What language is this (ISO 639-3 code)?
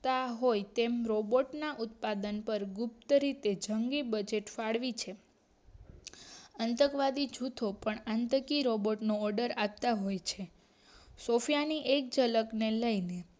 guj